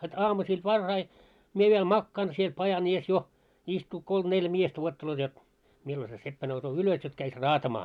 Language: Finnish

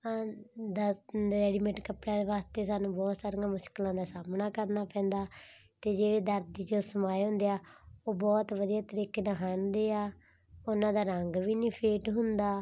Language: Punjabi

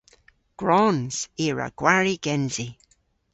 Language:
Cornish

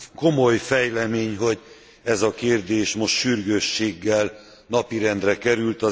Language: Hungarian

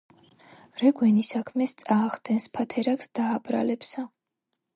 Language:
Georgian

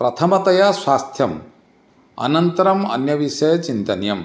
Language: Sanskrit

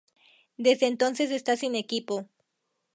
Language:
Spanish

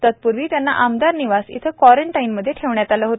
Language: Marathi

